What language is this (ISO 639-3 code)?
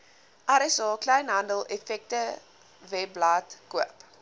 afr